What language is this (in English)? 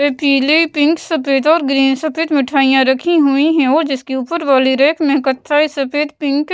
Hindi